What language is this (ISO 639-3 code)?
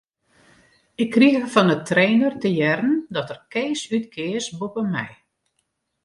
fry